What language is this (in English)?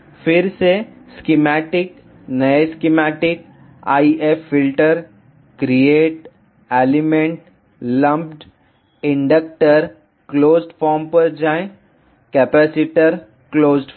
Hindi